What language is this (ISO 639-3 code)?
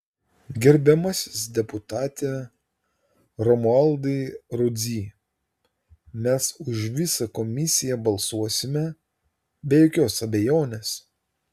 lit